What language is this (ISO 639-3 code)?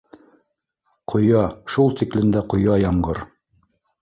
bak